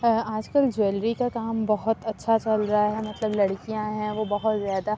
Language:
Urdu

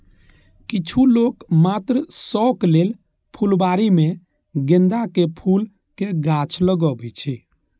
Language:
Maithili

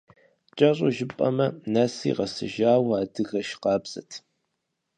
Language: Kabardian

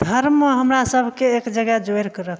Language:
Maithili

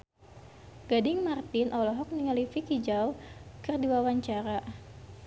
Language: Sundanese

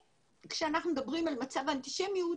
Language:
Hebrew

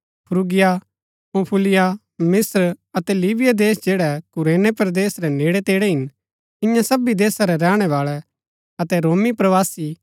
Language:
Gaddi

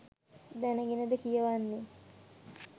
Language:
Sinhala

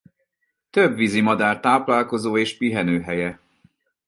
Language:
Hungarian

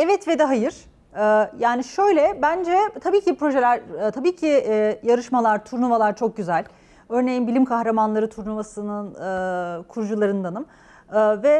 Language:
Turkish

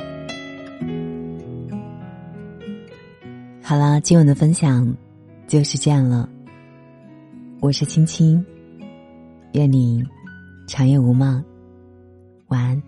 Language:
Chinese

